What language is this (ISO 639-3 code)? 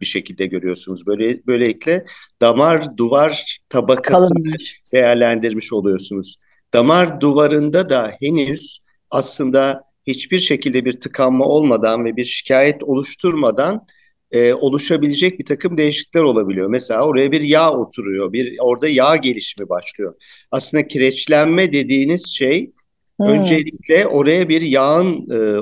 tur